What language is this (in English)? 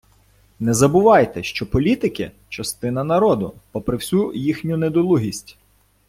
Ukrainian